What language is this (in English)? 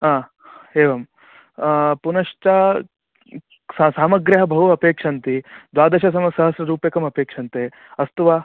Sanskrit